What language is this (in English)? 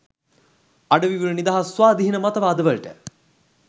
Sinhala